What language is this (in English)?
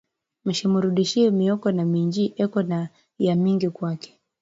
Swahili